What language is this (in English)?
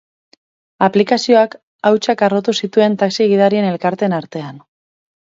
Basque